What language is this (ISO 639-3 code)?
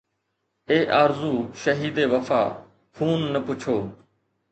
snd